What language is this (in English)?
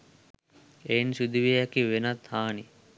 Sinhala